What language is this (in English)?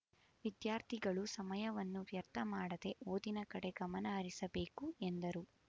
Kannada